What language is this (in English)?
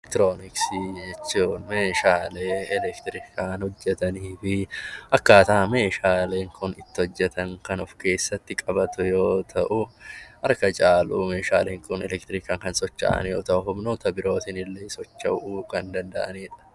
Oromo